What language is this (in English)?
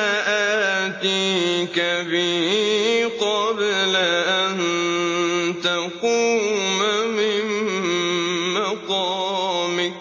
Arabic